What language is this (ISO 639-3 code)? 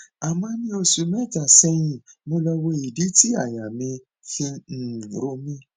yor